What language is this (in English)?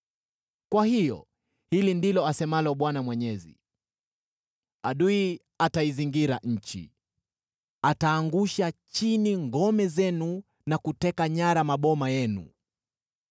Swahili